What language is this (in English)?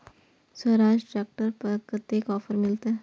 Maithili